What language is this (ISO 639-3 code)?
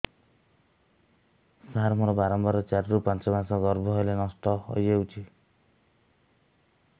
ori